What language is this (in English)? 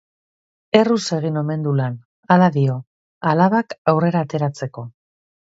Basque